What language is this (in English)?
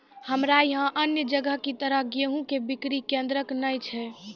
Maithili